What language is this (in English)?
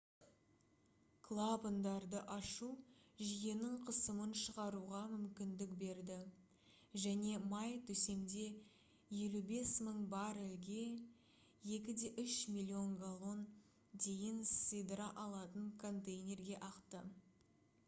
Kazakh